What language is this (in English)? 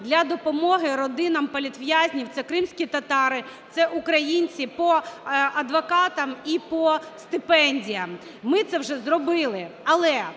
Ukrainian